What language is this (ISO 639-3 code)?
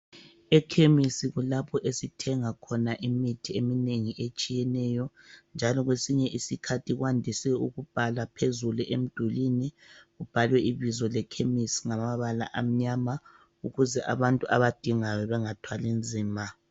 nde